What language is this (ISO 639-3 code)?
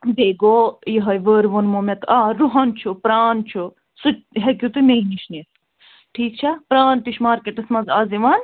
kas